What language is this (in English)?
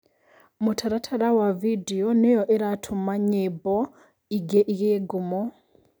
Kikuyu